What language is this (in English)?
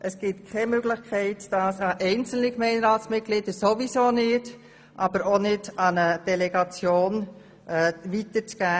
Swiss German